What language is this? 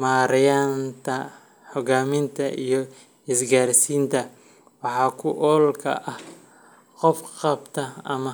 Somali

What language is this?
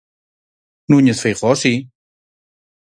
Galician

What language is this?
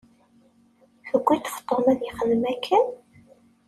Kabyle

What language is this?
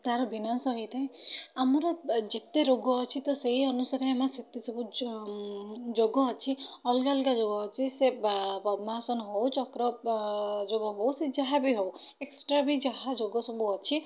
Odia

